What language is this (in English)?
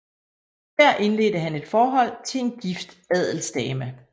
Danish